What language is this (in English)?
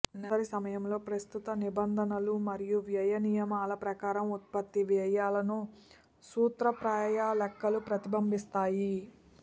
Telugu